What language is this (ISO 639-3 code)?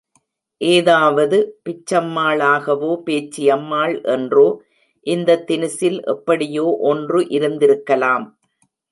tam